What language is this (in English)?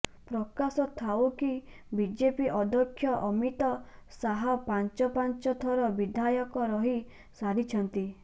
Odia